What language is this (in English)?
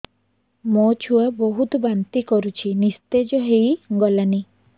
Odia